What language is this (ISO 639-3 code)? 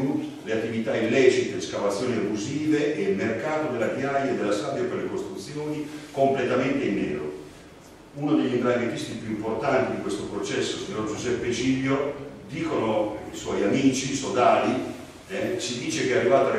ita